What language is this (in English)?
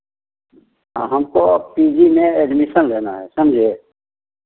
Hindi